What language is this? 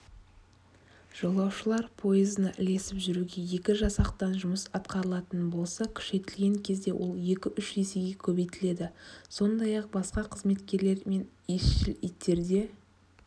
Kazakh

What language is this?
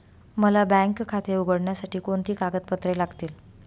Marathi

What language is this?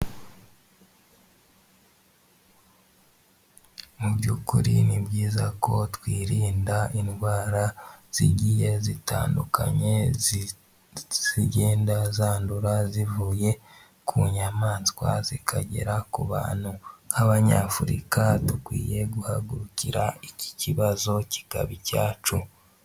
Kinyarwanda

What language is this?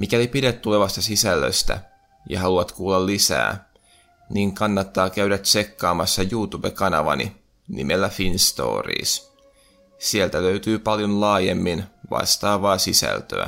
Finnish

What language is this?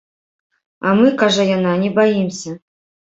Belarusian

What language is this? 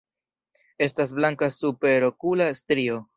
Esperanto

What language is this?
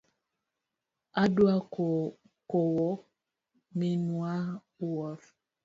Luo (Kenya and Tanzania)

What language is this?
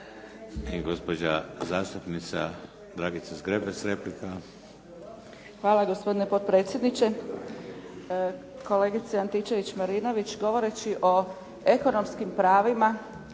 Croatian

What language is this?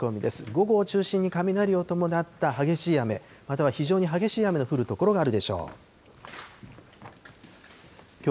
Japanese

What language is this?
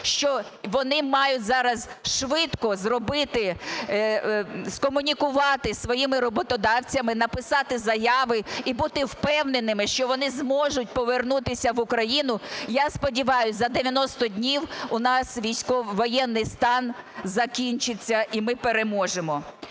Ukrainian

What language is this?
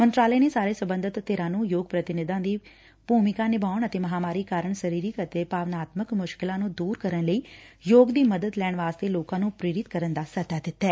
Punjabi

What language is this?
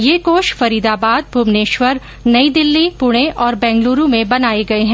Hindi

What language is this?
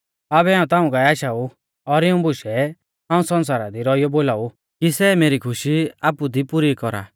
Mahasu Pahari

